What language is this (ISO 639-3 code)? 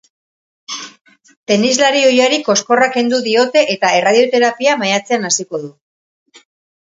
eus